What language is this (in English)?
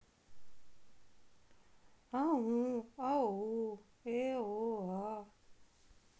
Russian